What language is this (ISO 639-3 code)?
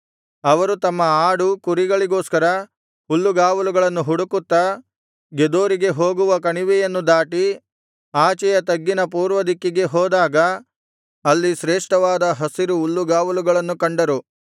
kan